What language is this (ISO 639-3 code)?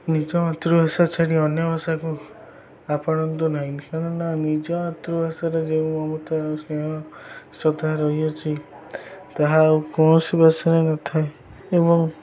ori